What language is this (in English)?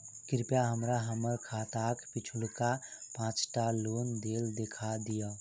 Maithili